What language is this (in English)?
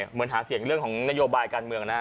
Thai